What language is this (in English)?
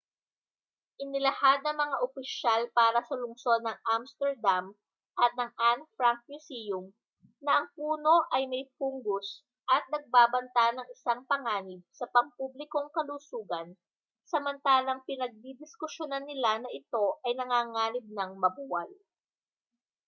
Filipino